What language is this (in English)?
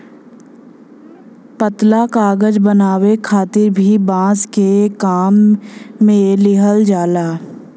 Bhojpuri